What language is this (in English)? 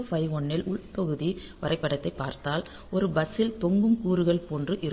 Tamil